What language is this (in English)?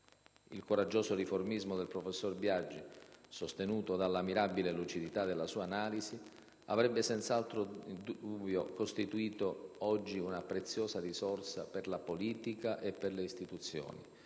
Italian